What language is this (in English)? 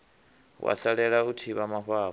Venda